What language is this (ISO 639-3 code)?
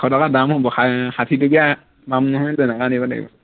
asm